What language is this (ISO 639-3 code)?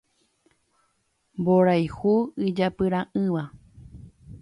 grn